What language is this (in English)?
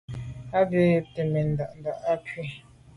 Medumba